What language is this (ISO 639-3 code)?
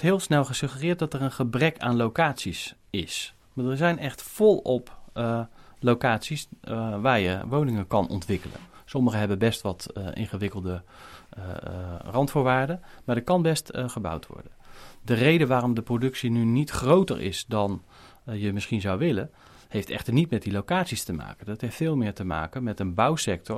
nld